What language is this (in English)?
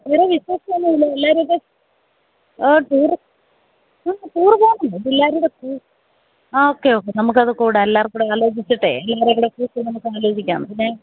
Malayalam